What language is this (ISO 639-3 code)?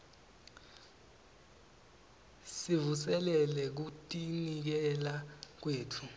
ssw